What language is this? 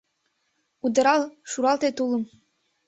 Mari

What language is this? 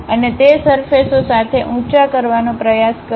Gujarati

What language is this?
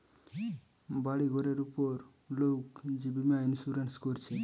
Bangla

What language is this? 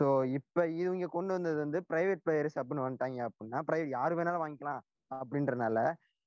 Tamil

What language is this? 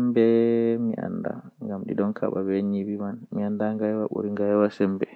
Western Niger Fulfulde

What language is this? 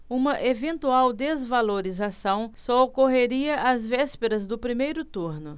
Portuguese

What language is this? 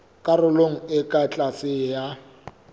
Southern Sotho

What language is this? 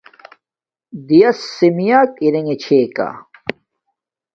Domaaki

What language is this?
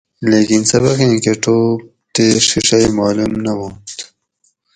Gawri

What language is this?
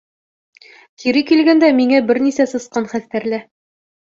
Bashkir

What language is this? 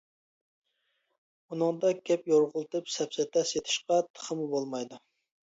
Uyghur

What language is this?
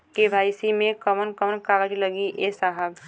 Bhojpuri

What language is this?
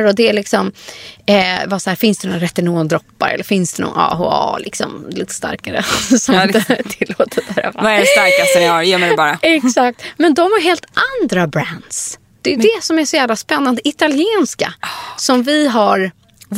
Swedish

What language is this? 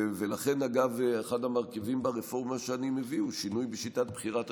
Hebrew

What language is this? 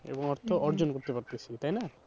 Bangla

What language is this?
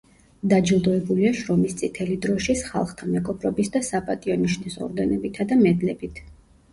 Georgian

